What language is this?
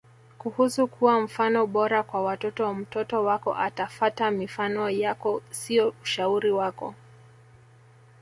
Swahili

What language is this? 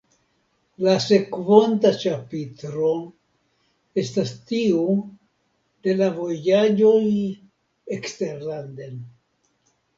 Esperanto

